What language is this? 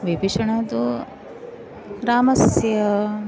Sanskrit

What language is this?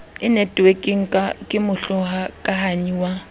Southern Sotho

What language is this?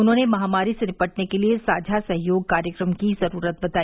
Hindi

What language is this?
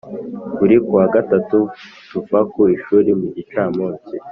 Kinyarwanda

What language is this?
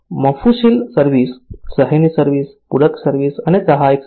Gujarati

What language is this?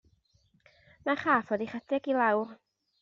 Welsh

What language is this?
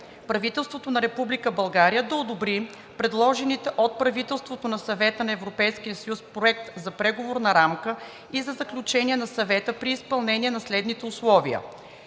Bulgarian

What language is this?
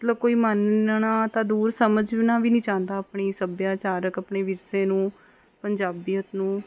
Punjabi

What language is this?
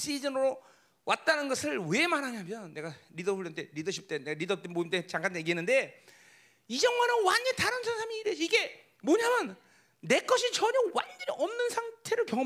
Korean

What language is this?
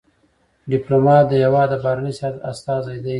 Pashto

